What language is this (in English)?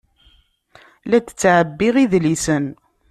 Kabyle